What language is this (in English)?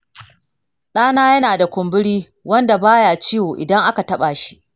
Hausa